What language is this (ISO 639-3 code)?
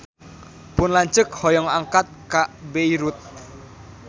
sun